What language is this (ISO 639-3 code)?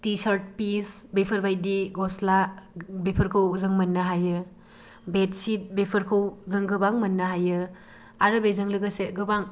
brx